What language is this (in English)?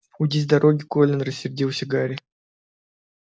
Russian